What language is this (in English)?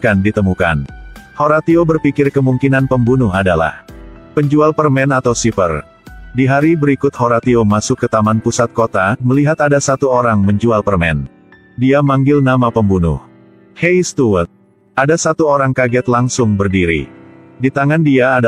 Indonesian